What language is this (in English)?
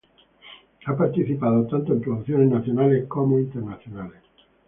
Spanish